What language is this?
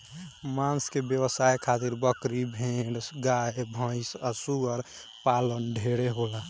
Bhojpuri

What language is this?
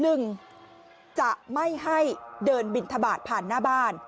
Thai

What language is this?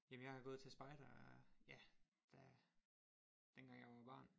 Danish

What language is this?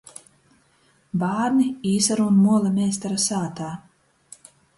Latgalian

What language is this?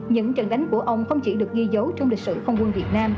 Vietnamese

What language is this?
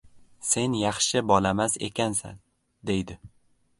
Uzbek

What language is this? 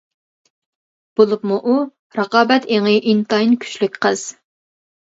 Uyghur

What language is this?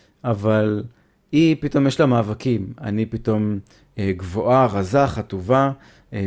Hebrew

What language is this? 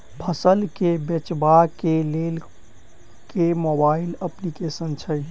Maithili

